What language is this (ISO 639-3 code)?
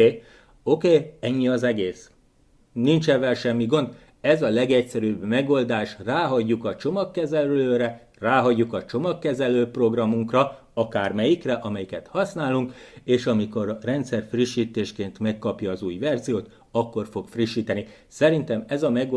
hun